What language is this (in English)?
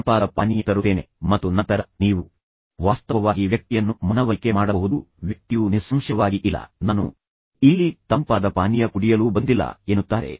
Kannada